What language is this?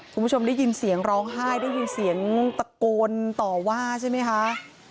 Thai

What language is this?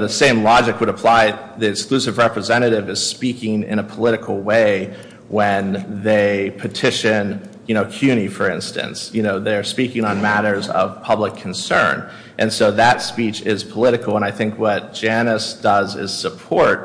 English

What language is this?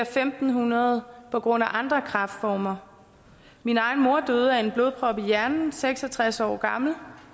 Danish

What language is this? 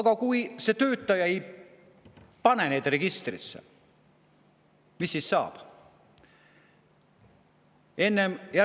Estonian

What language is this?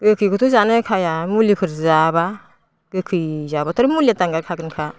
Bodo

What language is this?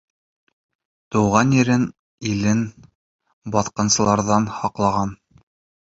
Bashkir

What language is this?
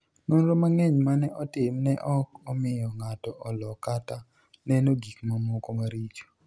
Luo (Kenya and Tanzania)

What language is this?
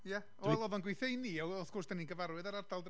Welsh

